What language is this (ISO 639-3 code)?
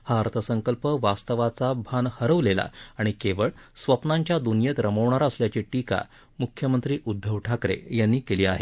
mar